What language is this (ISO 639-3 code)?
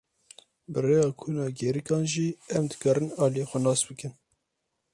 kur